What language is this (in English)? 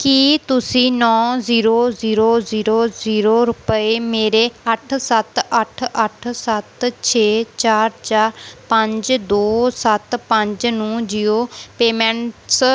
Punjabi